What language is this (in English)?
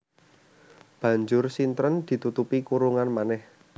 Javanese